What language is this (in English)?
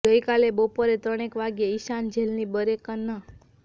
Gujarati